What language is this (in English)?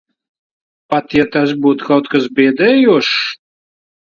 Latvian